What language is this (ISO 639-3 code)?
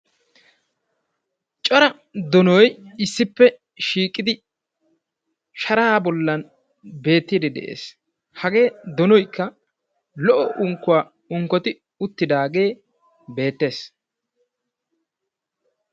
wal